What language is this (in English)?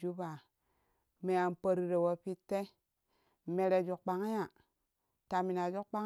Kushi